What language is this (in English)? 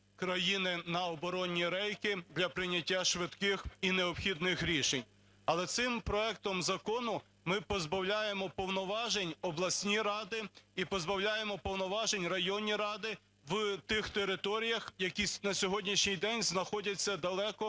Ukrainian